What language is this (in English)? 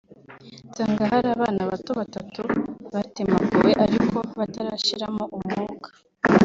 Kinyarwanda